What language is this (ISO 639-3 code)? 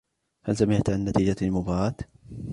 ara